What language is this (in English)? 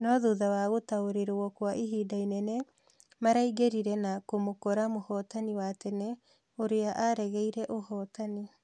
Kikuyu